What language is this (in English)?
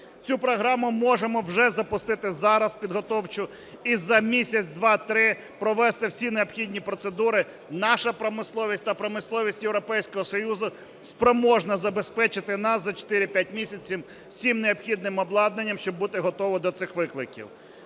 Ukrainian